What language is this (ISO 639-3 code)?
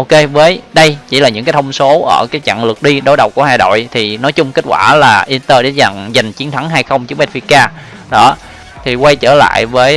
vie